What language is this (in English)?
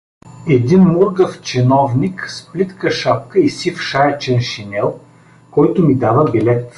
Bulgarian